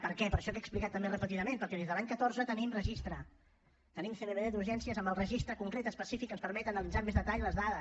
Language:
Catalan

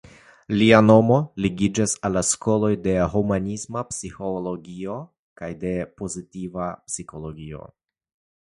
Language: Esperanto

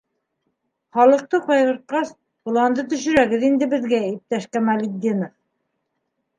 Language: Bashkir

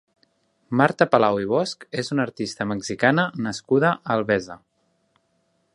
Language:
Catalan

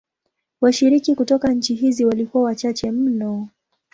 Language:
Swahili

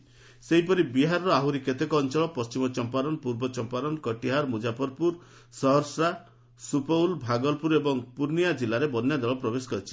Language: Odia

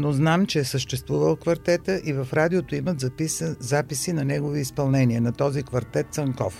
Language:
Bulgarian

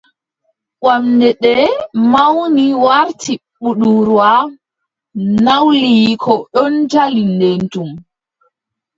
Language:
Adamawa Fulfulde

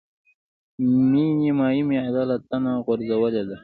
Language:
Pashto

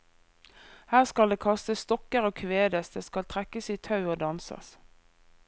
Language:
Norwegian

